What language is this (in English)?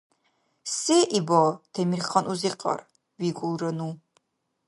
Dargwa